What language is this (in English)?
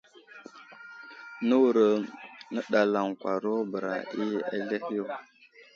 Wuzlam